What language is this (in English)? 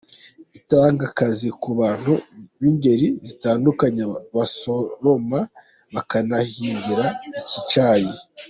Kinyarwanda